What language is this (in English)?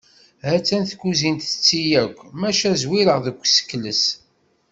Kabyle